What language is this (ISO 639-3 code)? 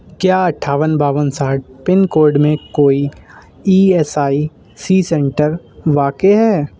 urd